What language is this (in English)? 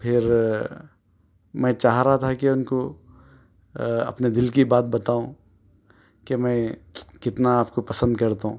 Urdu